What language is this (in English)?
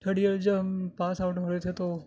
Urdu